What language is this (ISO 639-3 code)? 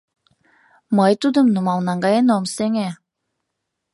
chm